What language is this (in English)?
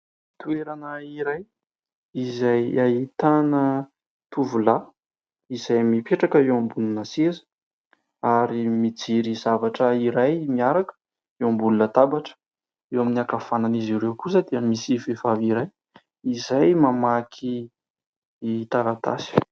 Malagasy